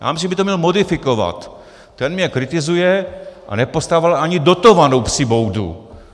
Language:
Czech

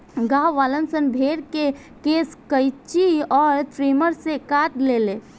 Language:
Bhojpuri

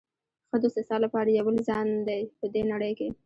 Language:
Pashto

